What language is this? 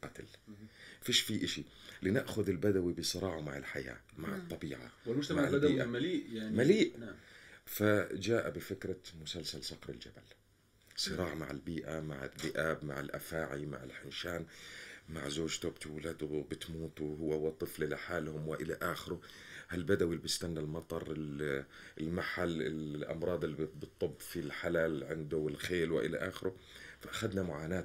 Arabic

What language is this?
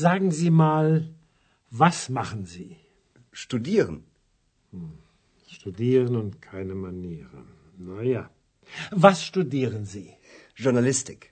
Bulgarian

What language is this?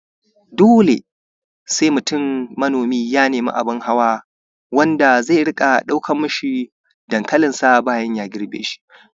Hausa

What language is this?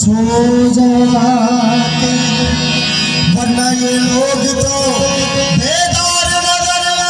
Urdu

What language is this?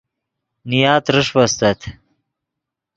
Yidgha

